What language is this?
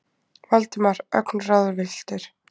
Icelandic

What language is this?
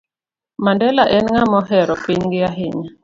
Luo (Kenya and Tanzania)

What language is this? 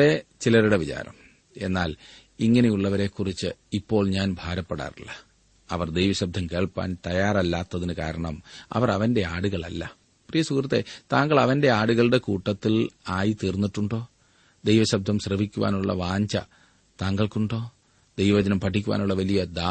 Malayalam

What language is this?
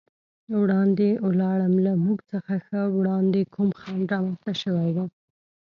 Pashto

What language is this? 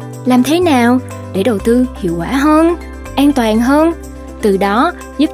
Vietnamese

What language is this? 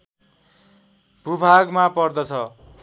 Nepali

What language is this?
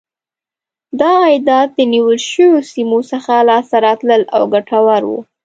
Pashto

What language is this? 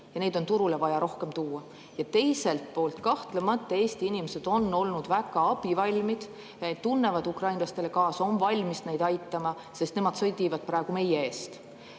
Estonian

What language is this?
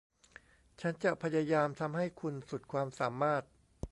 Thai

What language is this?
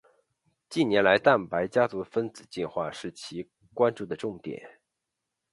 Chinese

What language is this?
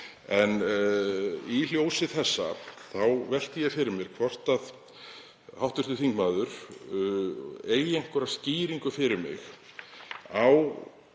Icelandic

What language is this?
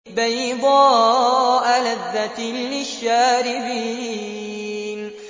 Arabic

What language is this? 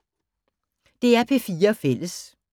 Danish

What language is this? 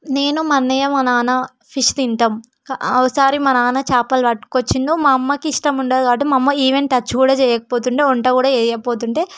Telugu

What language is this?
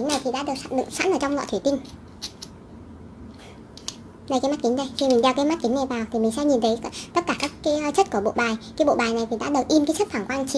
Vietnamese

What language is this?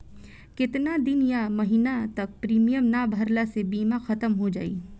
Bhojpuri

